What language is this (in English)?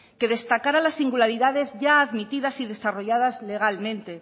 Spanish